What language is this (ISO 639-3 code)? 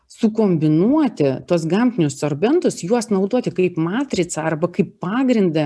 lit